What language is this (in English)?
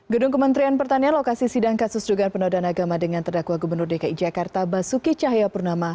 Indonesian